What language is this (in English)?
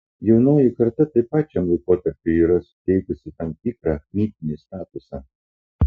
Lithuanian